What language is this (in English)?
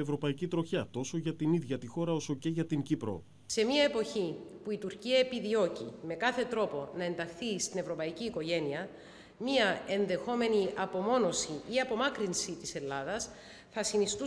Greek